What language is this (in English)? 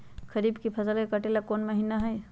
Magahi